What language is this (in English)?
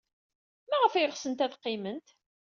Kabyle